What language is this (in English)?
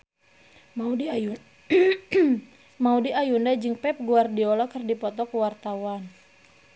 Sundanese